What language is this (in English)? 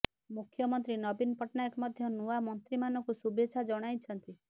Odia